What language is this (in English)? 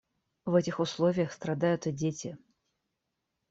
Russian